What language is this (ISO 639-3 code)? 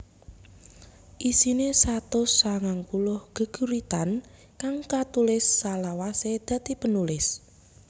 jav